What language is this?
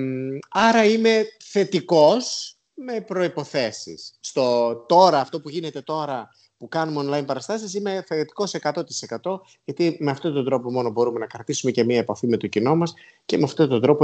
Greek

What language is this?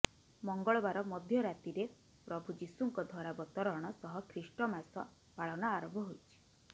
Odia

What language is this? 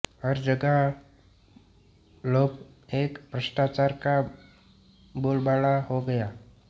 Hindi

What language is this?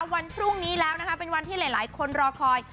Thai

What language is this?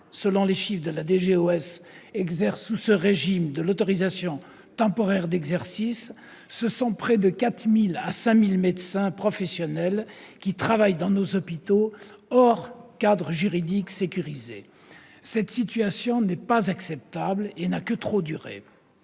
French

